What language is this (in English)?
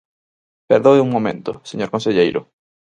Galician